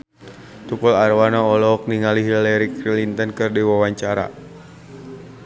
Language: Sundanese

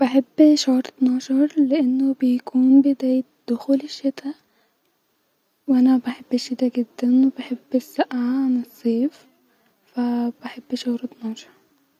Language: Egyptian Arabic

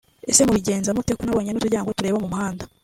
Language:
Kinyarwanda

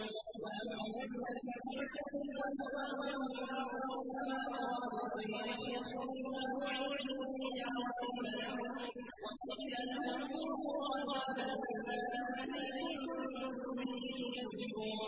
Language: Arabic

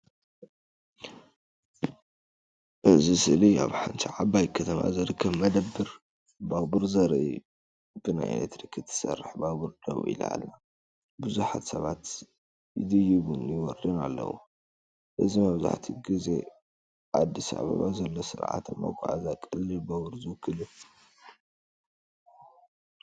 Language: Tigrinya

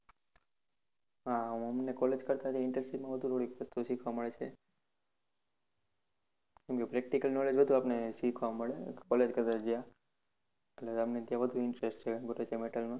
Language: Gujarati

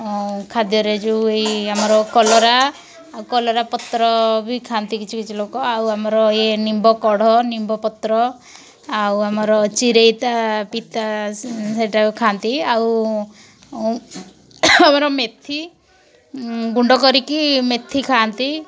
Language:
Odia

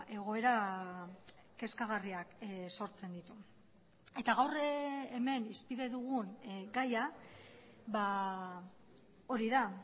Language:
Basque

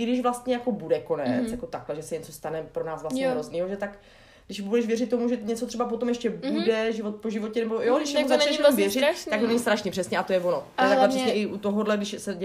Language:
Czech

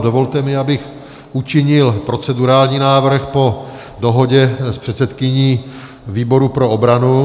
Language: Czech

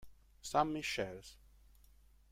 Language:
Italian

